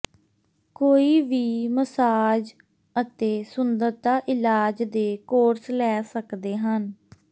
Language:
Punjabi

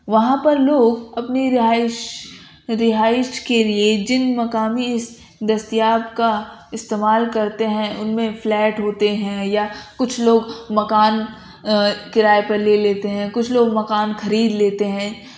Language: Urdu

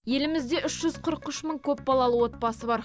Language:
Kazakh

